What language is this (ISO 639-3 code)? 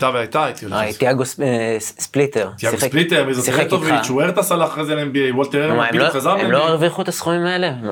heb